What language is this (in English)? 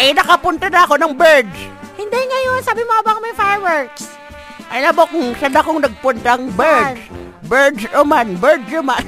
Filipino